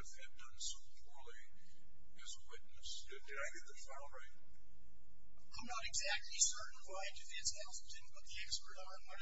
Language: English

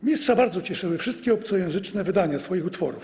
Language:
Polish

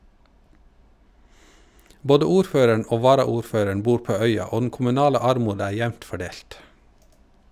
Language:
Norwegian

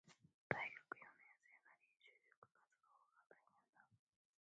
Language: Japanese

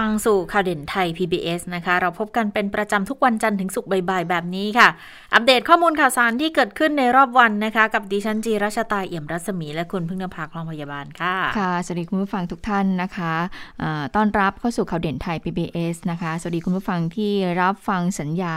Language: Thai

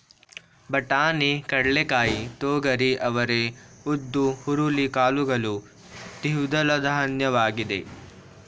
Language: Kannada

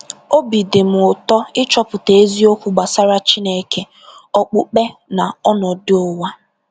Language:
Igbo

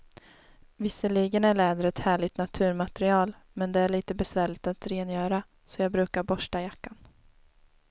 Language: Swedish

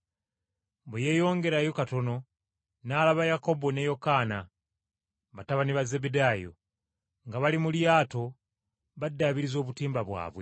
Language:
Ganda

